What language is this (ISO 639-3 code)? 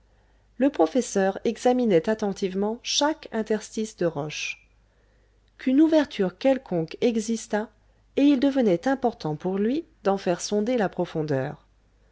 fra